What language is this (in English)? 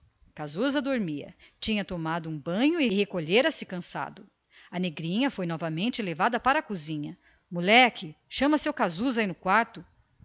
Portuguese